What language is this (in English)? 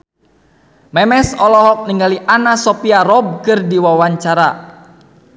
Sundanese